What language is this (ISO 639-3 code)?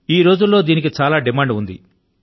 tel